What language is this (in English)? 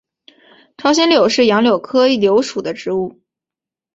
Chinese